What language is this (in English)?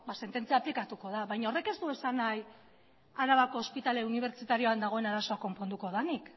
Basque